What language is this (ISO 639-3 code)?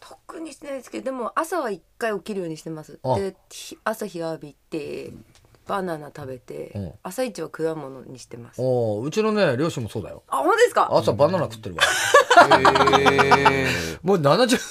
jpn